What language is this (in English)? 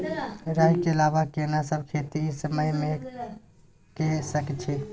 Maithili